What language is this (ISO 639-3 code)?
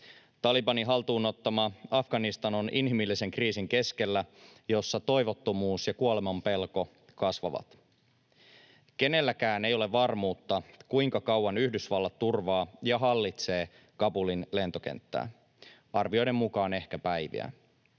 fin